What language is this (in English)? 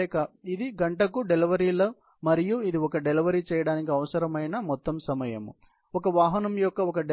Telugu